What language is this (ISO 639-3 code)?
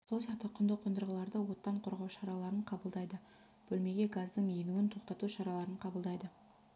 kaz